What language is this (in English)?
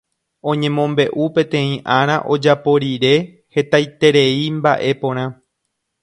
Guarani